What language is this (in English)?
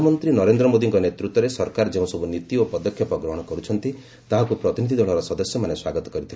Odia